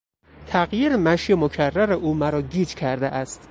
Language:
Persian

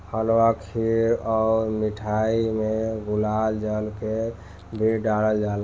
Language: Bhojpuri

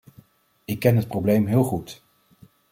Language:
Dutch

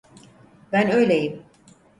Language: Turkish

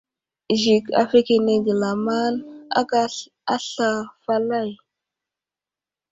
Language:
Wuzlam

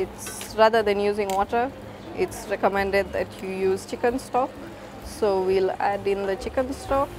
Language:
English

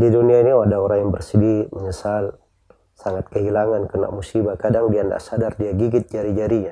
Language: Indonesian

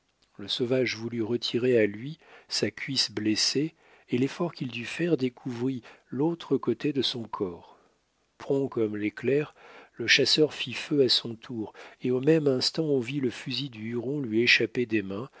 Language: French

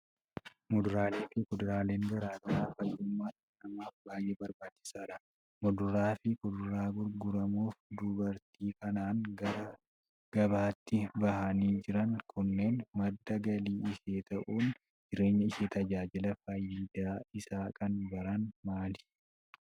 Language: Oromo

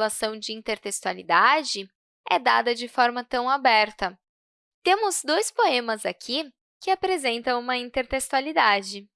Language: Portuguese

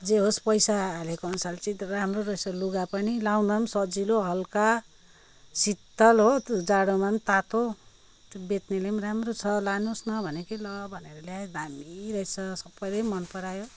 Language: Nepali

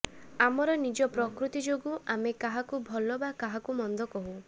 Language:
Odia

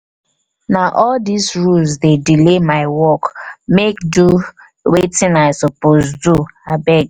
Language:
Nigerian Pidgin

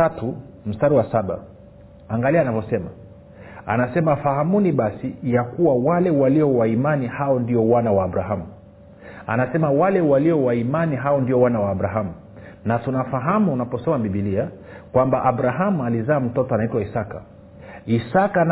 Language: Swahili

